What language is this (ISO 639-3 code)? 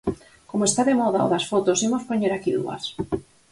glg